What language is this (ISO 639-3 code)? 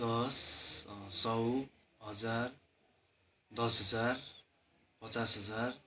nep